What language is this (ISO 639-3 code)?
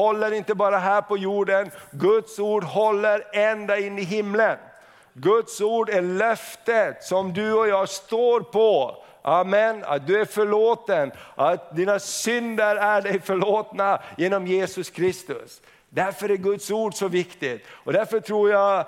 swe